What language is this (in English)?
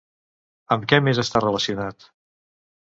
Catalan